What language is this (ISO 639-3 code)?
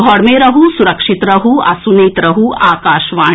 mai